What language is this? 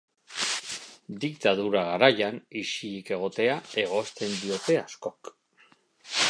Basque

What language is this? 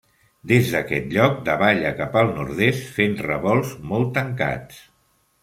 Catalan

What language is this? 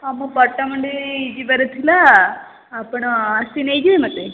Odia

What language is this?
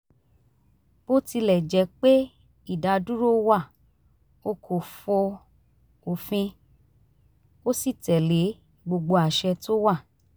Yoruba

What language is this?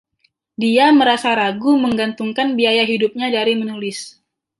Indonesian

